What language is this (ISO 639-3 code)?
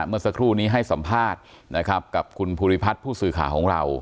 tha